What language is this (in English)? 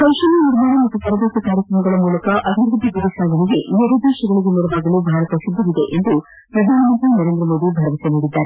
Kannada